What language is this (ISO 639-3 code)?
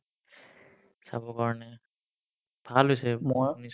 asm